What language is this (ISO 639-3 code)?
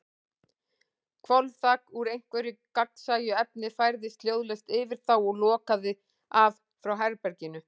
isl